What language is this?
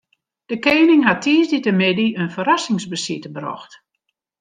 Western Frisian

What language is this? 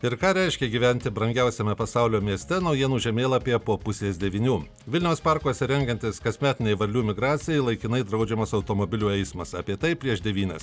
Lithuanian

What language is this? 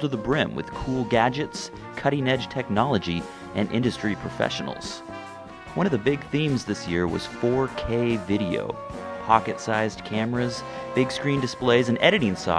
English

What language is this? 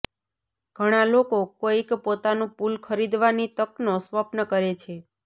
Gujarati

